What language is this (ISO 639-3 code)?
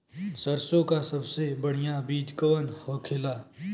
bho